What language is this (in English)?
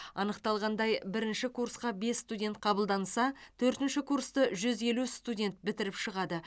Kazakh